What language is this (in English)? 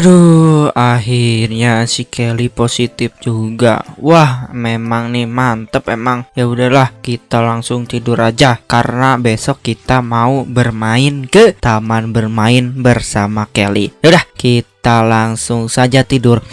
Indonesian